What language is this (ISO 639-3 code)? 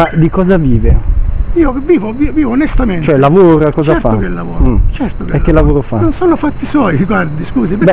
ita